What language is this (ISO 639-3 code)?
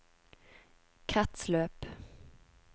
nor